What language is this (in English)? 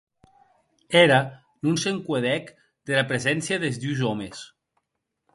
Occitan